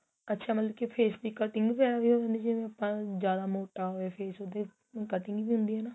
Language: Punjabi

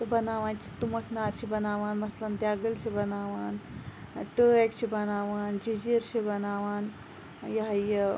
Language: Kashmiri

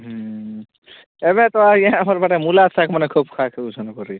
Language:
Odia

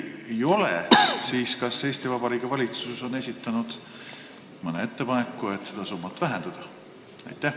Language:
Estonian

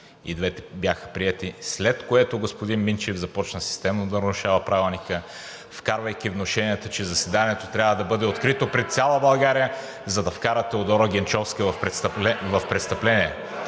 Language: Bulgarian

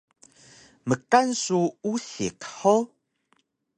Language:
Taroko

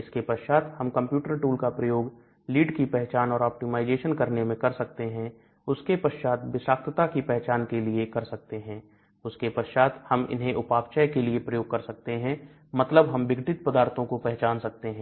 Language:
Hindi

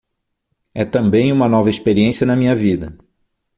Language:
Portuguese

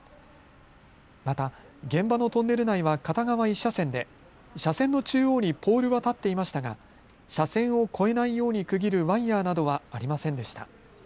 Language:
Japanese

